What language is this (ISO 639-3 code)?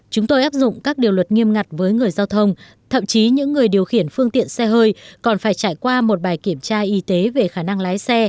vie